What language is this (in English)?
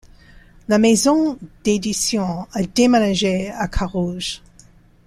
French